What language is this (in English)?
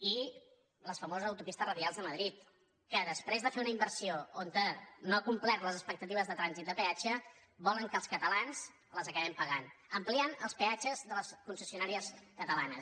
Catalan